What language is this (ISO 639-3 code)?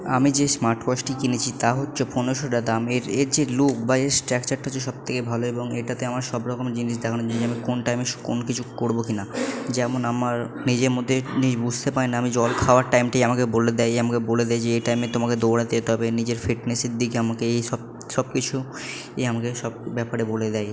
ben